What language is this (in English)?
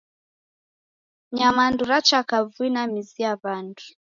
Taita